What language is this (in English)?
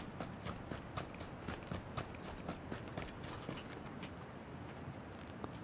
Korean